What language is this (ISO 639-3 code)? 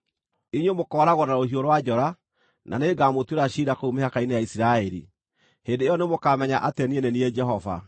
kik